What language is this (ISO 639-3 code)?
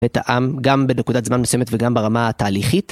heb